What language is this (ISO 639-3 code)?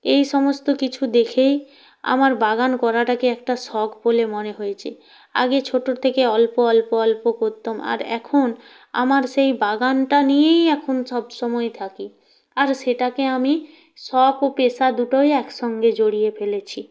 ben